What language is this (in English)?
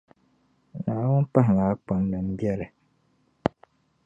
Dagbani